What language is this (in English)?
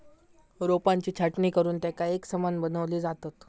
Marathi